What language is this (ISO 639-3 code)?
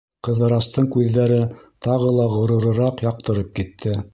bak